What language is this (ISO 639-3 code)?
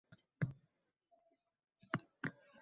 uzb